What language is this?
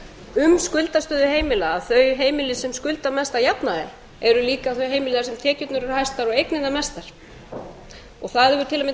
Icelandic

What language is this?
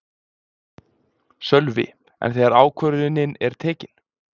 Icelandic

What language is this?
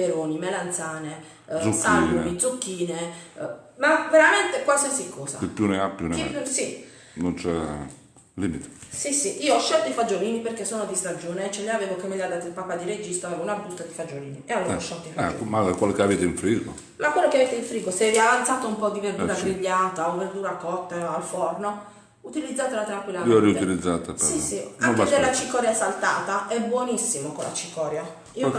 Italian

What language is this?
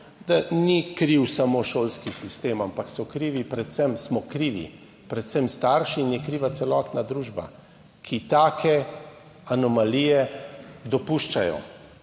Slovenian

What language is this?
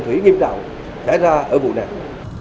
Vietnamese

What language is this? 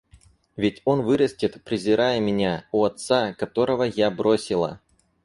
Russian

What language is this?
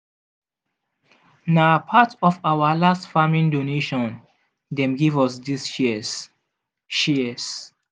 Nigerian Pidgin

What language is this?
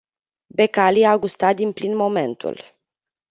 Romanian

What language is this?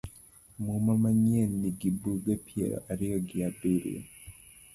Luo (Kenya and Tanzania)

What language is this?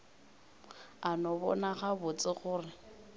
Northern Sotho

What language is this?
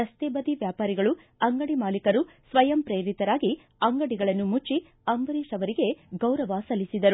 Kannada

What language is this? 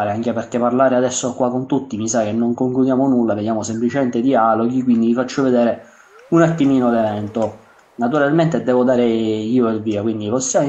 Italian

